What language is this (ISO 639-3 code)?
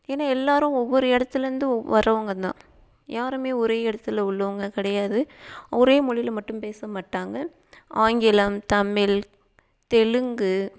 tam